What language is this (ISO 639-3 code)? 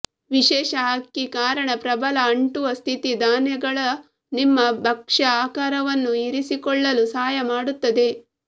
kan